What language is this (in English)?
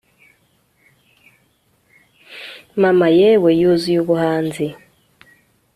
Kinyarwanda